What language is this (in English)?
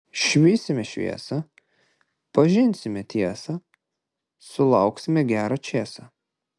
Lithuanian